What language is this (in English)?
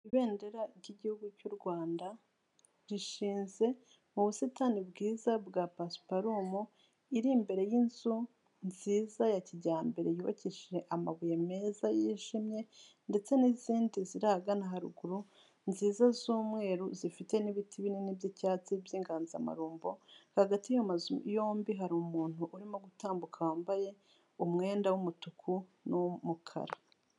Kinyarwanda